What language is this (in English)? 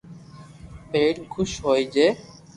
Loarki